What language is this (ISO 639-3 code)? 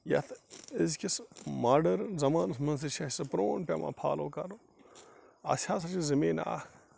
kas